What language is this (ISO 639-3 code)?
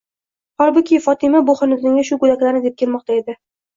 uzb